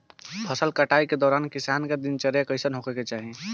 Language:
Bhojpuri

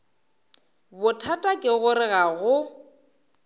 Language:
Northern Sotho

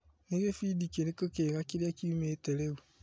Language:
Kikuyu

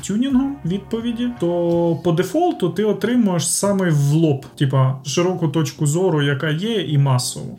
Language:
Ukrainian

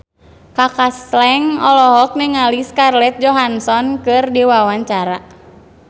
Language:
Sundanese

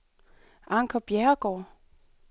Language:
Danish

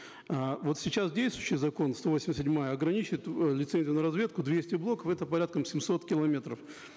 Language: Kazakh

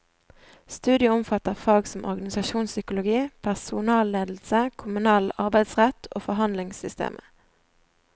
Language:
Norwegian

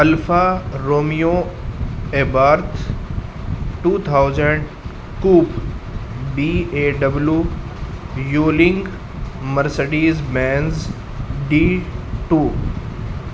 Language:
Urdu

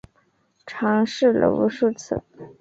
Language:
Chinese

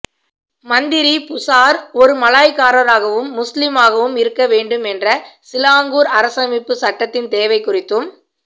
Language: Tamil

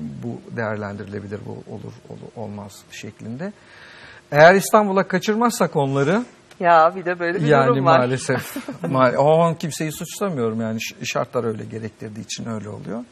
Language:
Turkish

